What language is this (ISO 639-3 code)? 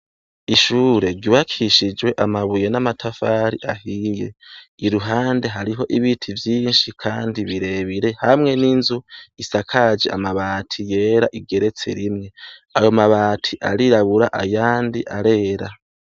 run